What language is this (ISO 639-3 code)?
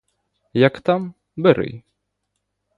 ukr